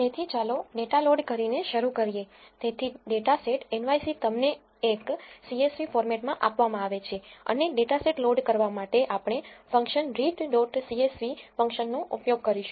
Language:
Gujarati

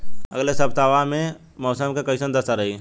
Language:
Bhojpuri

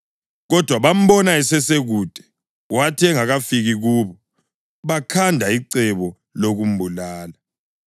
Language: North Ndebele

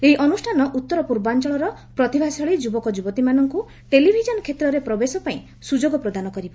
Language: Odia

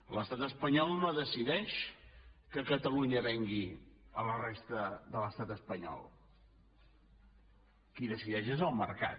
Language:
Catalan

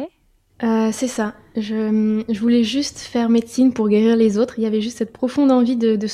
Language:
French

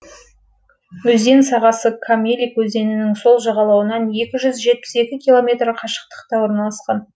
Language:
Kazakh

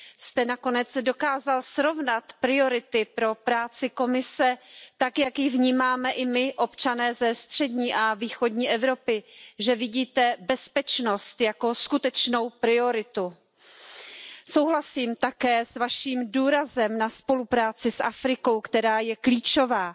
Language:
Hungarian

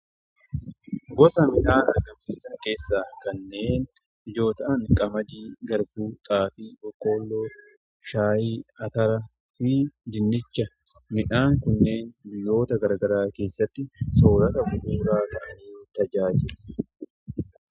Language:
Oromo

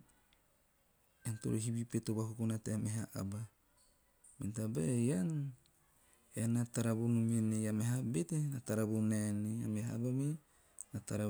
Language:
Teop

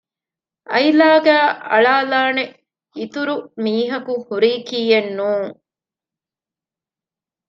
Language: Divehi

